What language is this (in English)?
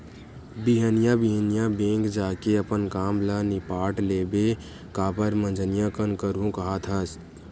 Chhattisgarhi